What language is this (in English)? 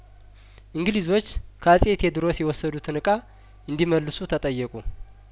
Amharic